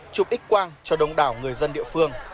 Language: Vietnamese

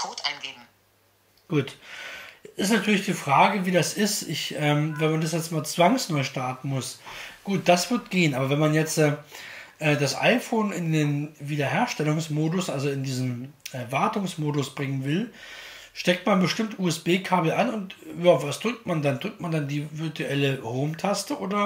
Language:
German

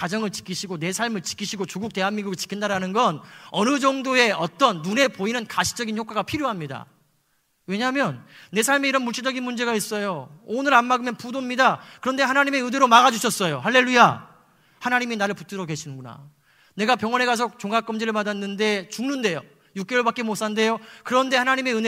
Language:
Korean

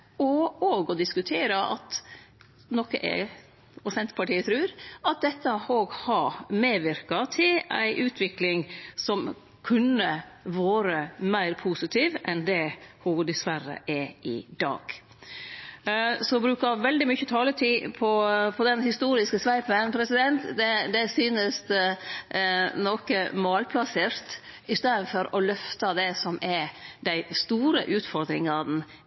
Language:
Norwegian Nynorsk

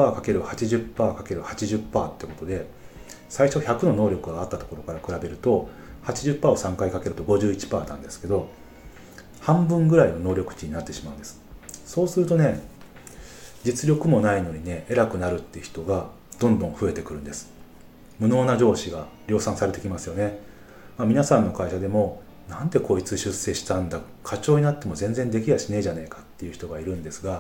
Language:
Japanese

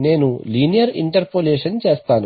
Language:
Telugu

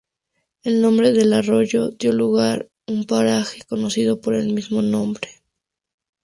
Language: Spanish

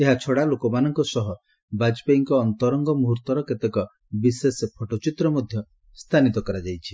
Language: Odia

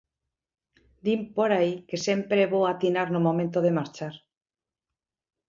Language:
Galician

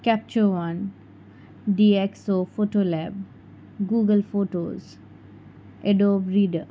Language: Konkani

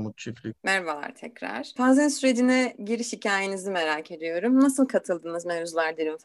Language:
Turkish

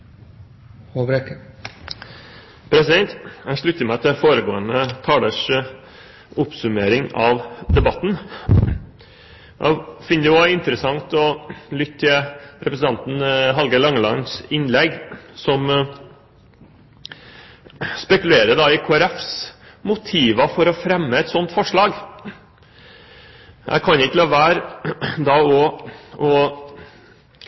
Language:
Norwegian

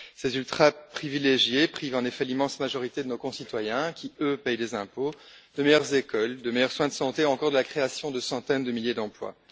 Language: French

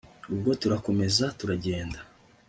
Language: Kinyarwanda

